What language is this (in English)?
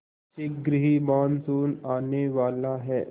Hindi